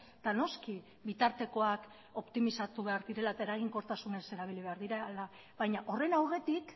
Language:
Basque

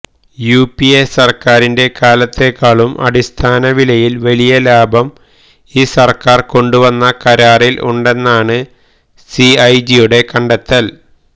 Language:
Malayalam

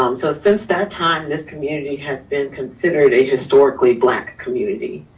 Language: English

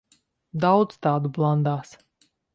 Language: Latvian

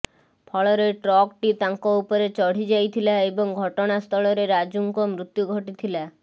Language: Odia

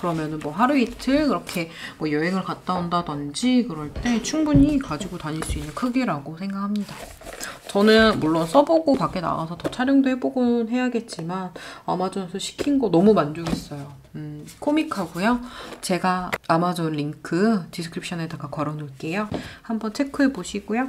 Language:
Korean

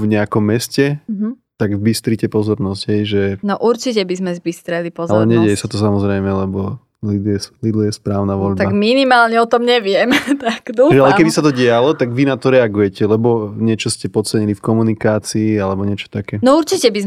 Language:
Slovak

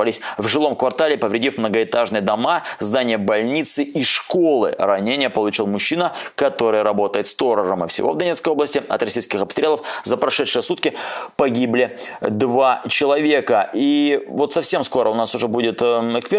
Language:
Russian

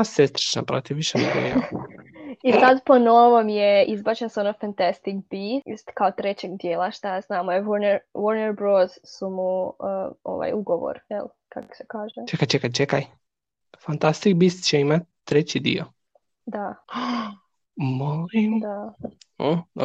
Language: Croatian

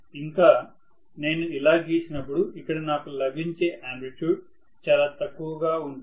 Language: Telugu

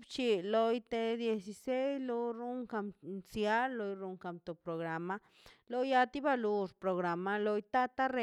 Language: Mazaltepec Zapotec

